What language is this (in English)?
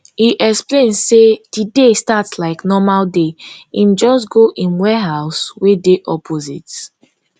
Nigerian Pidgin